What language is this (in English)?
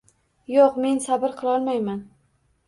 Uzbek